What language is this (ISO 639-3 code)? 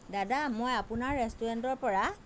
asm